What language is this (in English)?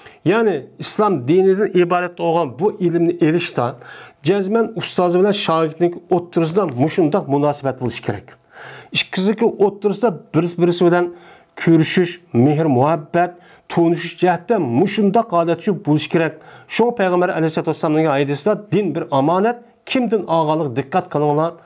Turkish